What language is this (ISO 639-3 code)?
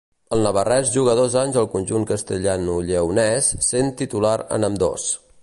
cat